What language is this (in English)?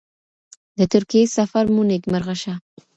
Pashto